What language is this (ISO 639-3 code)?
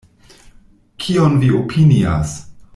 epo